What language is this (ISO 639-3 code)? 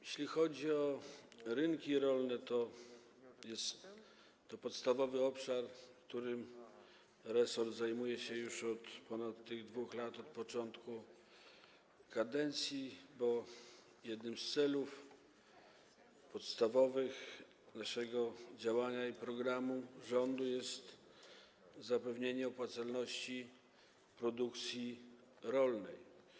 pol